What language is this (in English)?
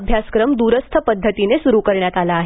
Marathi